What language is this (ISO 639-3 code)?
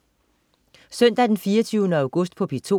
dan